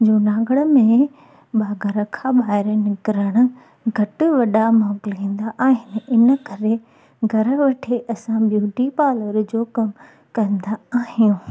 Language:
Sindhi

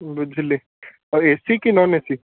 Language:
Odia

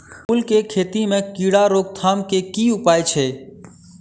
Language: Maithili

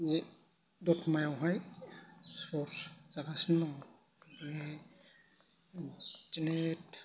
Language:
Bodo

